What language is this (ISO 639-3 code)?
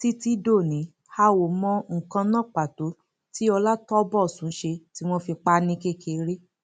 yor